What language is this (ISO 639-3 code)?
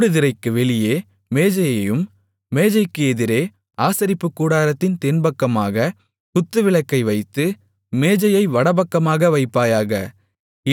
tam